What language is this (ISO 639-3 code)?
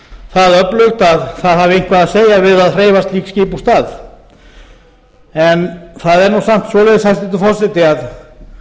isl